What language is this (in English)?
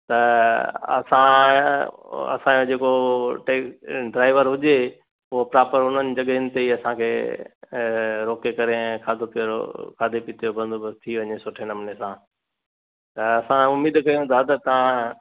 Sindhi